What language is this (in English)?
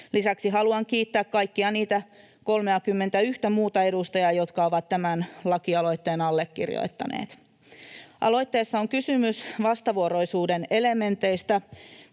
Finnish